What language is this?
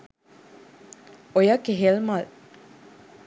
Sinhala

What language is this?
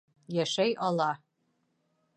Bashkir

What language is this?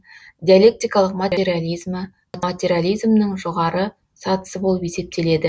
Kazakh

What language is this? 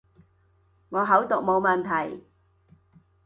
Cantonese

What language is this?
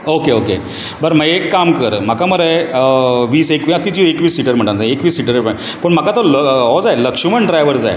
Konkani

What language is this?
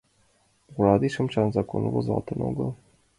Mari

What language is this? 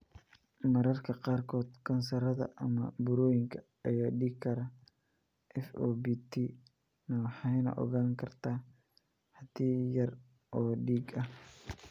Somali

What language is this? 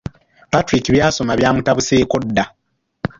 Ganda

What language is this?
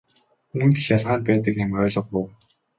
Mongolian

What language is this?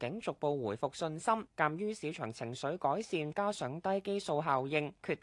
Chinese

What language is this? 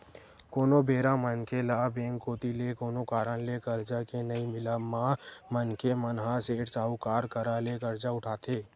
Chhattisgarhi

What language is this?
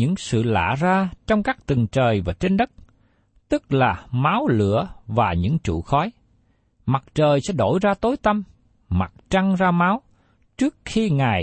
Vietnamese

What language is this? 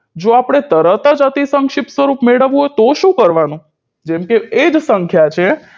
Gujarati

